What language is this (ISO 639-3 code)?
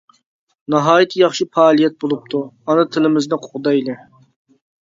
uig